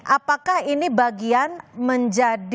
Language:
Indonesian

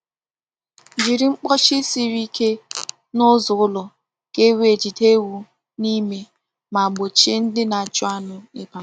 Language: Igbo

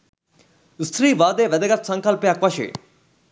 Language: Sinhala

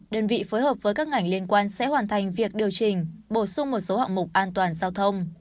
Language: Vietnamese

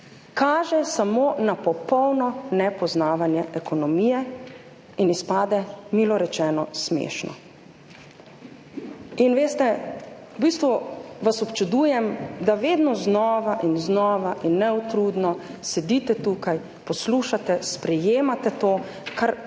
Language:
Slovenian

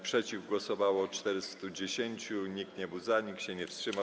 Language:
Polish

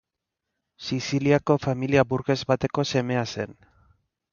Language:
Basque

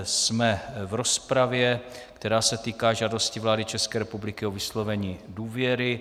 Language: Czech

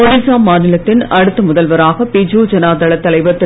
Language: Tamil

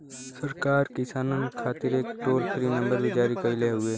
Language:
Bhojpuri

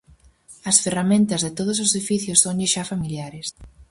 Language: Galician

